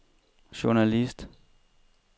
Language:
Danish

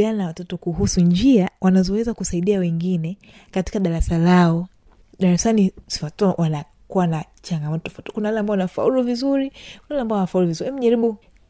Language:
Swahili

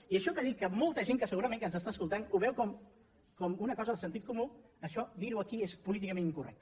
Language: Catalan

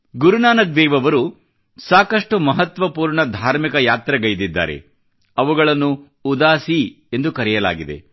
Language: Kannada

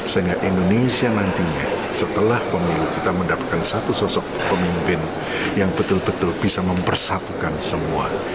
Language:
Indonesian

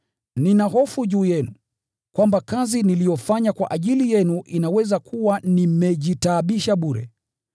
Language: Swahili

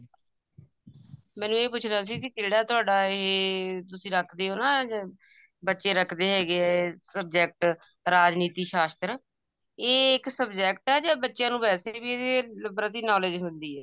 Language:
Punjabi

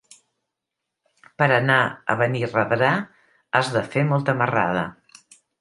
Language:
Catalan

